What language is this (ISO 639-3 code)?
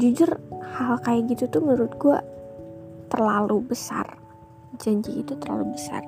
ind